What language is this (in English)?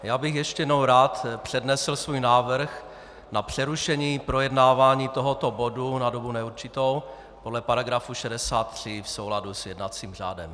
Czech